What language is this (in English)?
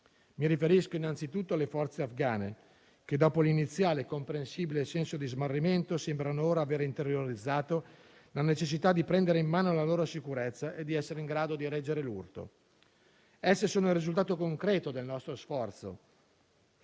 Italian